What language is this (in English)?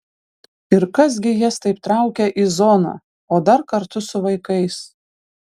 Lithuanian